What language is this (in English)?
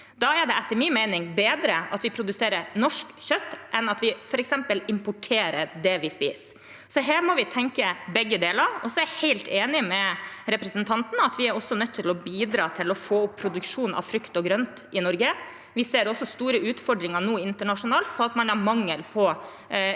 Norwegian